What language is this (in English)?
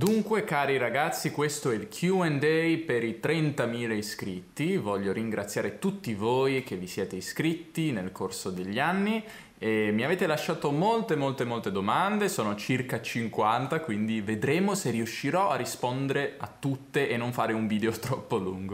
Italian